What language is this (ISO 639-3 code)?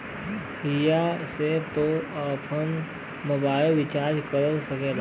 bho